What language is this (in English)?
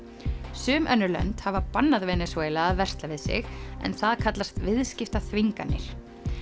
Icelandic